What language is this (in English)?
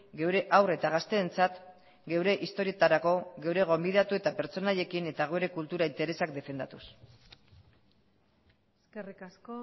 Basque